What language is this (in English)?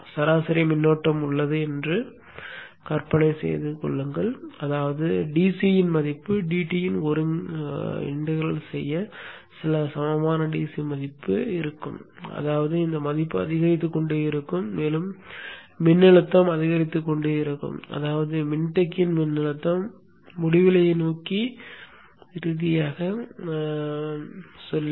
Tamil